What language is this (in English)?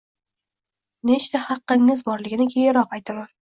Uzbek